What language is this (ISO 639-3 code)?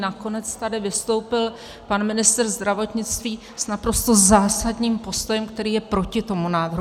ces